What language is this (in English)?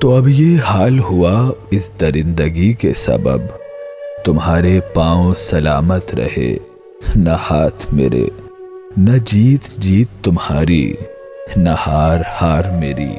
Urdu